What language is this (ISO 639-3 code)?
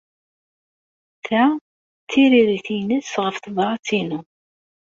kab